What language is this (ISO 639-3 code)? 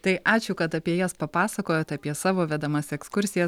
lit